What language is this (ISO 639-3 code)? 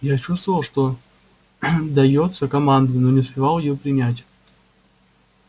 rus